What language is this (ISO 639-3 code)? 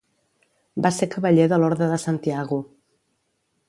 cat